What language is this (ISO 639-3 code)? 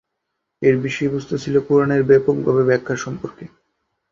ben